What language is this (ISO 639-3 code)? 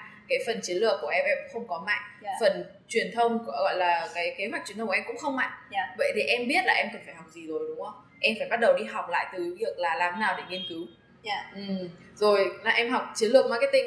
vie